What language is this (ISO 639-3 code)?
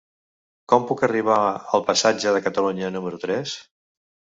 cat